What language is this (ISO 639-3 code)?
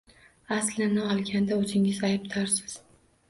uzb